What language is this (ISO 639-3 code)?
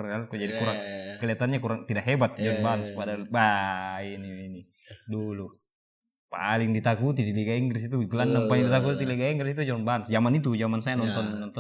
ind